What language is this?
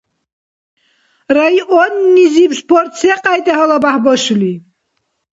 Dargwa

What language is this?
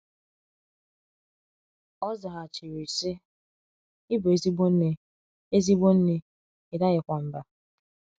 Igbo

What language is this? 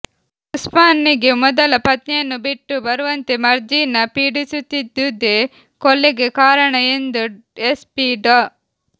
Kannada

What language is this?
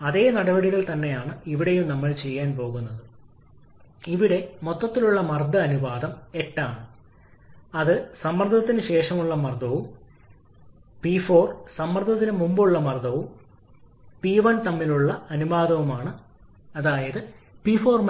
Malayalam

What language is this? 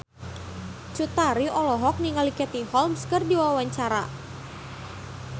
Sundanese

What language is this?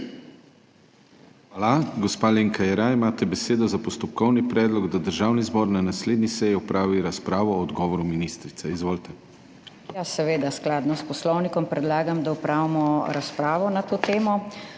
Slovenian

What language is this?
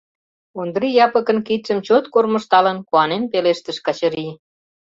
Mari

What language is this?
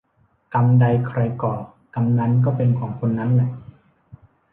Thai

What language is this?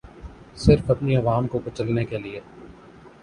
Urdu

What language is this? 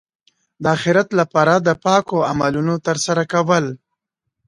Pashto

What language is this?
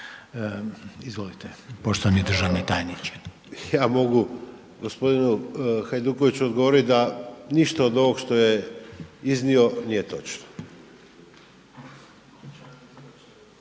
Croatian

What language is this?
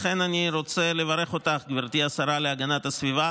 Hebrew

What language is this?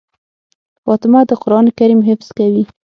Pashto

